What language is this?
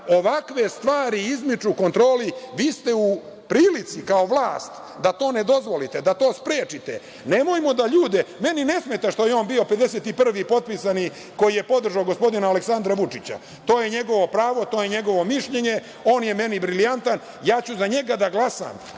Serbian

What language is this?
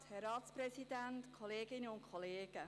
Swiss German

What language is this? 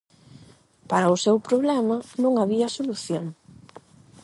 Galician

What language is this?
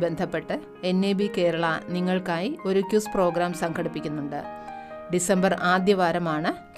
Malayalam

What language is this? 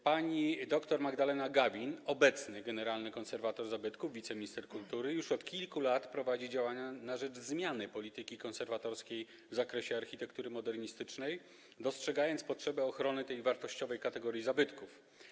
Polish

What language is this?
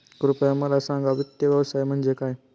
Marathi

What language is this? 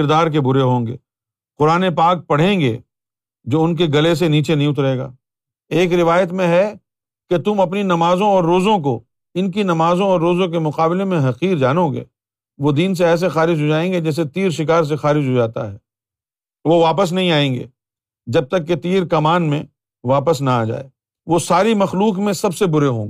Urdu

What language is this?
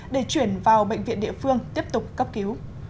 Vietnamese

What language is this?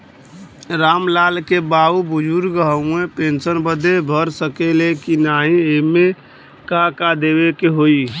Bhojpuri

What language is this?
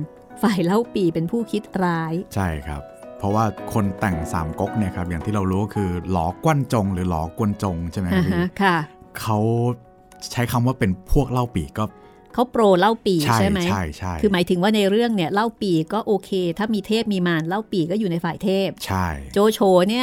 Thai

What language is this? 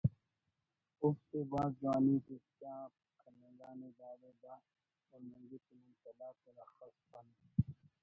Brahui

